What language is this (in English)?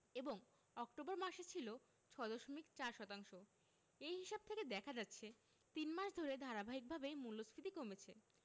Bangla